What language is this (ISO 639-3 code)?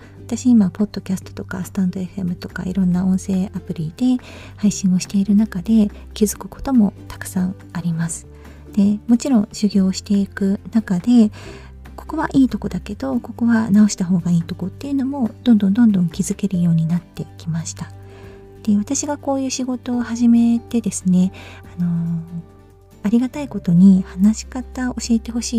jpn